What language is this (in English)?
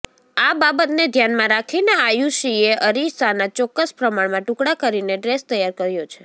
Gujarati